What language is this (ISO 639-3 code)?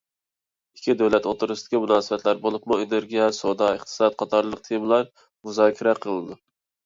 uig